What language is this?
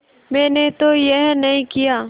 Hindi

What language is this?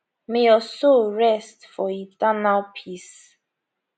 Nigerian Pidgin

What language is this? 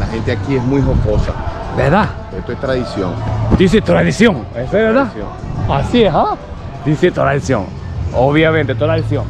Spanish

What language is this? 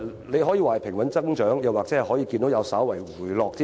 Cantonese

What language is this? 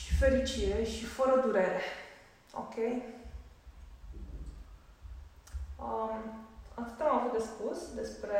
Romanian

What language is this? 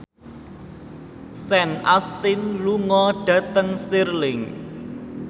Javanese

